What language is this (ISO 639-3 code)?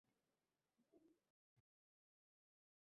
uzb